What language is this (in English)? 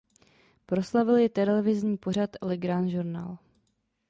Czech